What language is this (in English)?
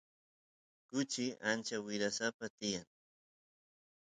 Santiago del Estero Quichua